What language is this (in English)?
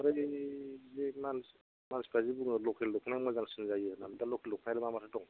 Bodo